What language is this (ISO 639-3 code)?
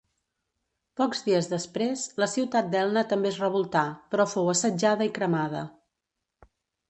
cat